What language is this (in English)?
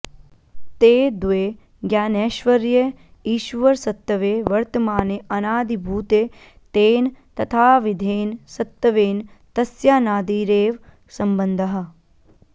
Sanskrit